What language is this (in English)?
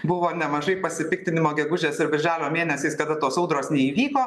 Lithuanian